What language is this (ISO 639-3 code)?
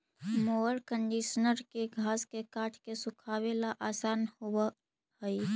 mag